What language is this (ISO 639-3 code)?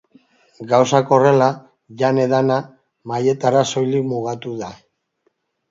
eus